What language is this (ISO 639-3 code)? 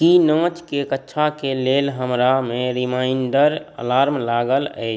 mai